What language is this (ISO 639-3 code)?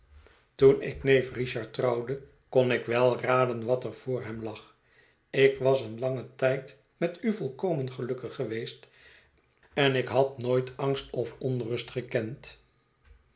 nld